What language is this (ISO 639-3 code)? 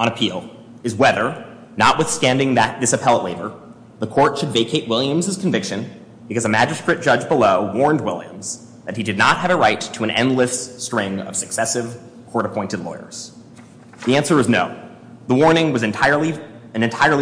eng